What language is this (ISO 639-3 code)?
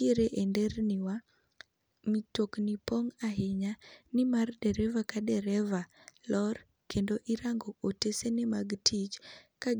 luo